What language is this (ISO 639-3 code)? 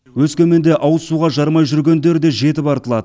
kaz